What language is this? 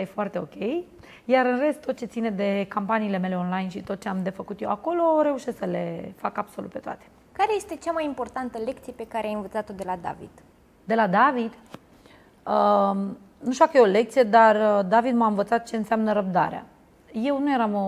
Romanian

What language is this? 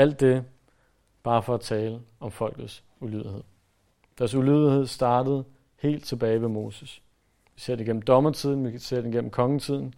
Danish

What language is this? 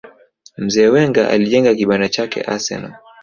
Swahili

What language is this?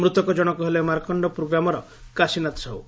Odia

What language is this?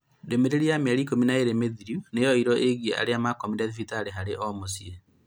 Kikuyu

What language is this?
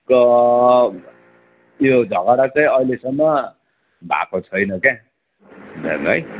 Nepali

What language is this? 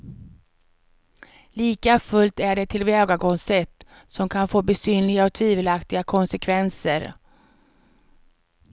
Swedish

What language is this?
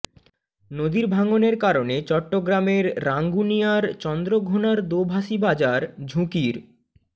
Bangla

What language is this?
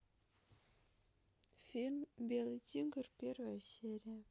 Russian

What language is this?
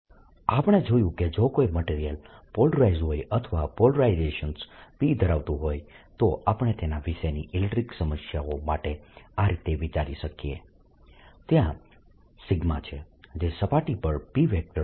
Gujarati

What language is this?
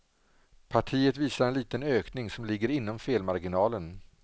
Swedish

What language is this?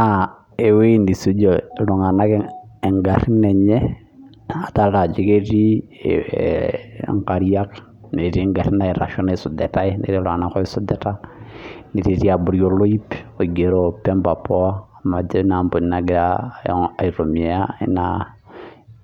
Masai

